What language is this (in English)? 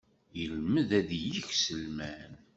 Kabyle